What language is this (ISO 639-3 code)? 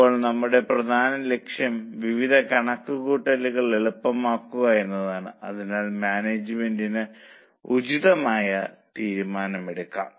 mal